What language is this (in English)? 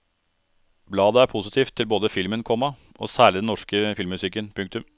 Norwegian